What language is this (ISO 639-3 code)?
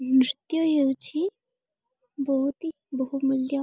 ori